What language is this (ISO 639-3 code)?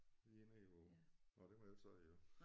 dan